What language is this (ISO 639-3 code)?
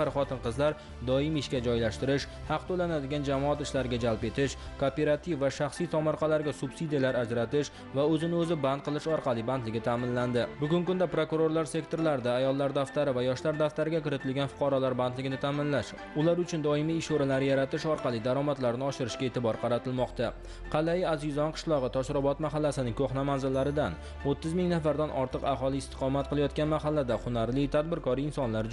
nld